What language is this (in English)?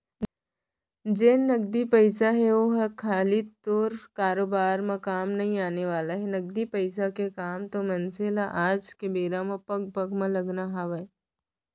Chhattisgarhi